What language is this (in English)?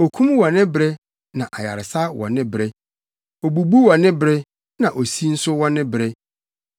Akan